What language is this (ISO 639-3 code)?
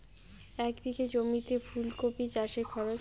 ben